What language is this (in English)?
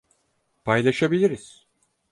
Turkish